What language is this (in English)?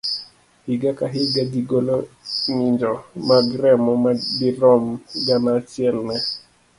Luo (Kenya and Tanzania)